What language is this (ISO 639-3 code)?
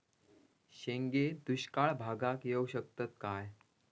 mar